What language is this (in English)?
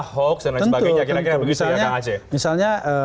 Indonesian